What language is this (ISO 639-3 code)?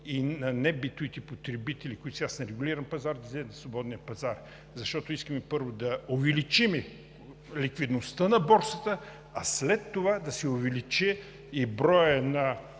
bul